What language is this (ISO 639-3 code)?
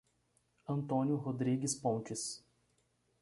por